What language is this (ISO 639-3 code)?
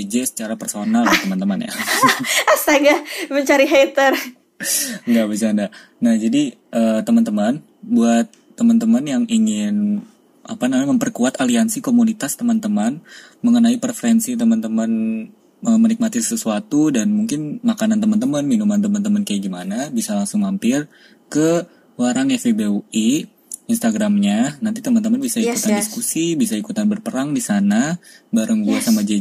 ind